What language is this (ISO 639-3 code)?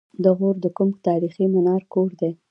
pus